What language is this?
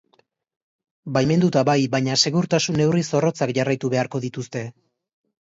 Basque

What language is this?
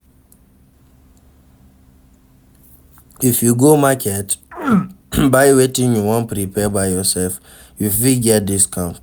Nigerian Pidgin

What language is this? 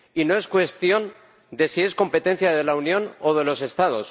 Spanish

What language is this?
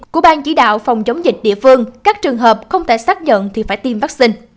Vietnamese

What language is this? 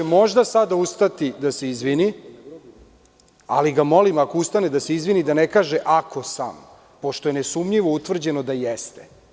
Serbian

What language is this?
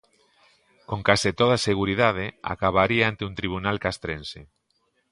Galician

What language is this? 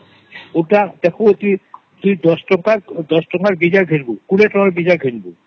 Odia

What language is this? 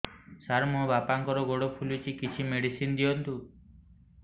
Odia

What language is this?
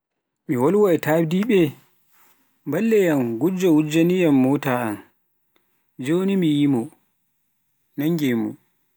Pular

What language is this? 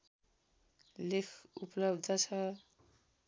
Nepali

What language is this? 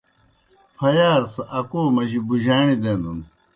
Kohistani Shina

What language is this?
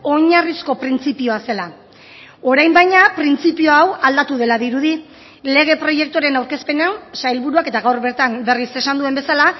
Basque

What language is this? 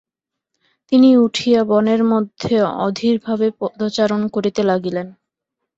Bangla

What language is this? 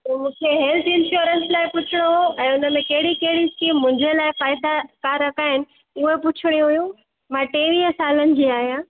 Sindhi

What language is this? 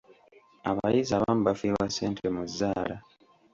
Ganda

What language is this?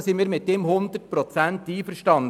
Swiss German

